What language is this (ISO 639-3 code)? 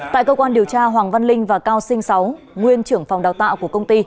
vie